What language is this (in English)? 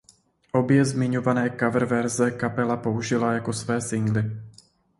Czech